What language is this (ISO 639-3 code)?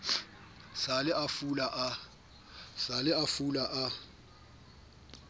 sot